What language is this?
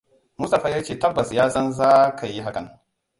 Hausa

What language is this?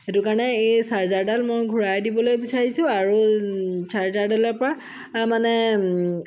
Assamese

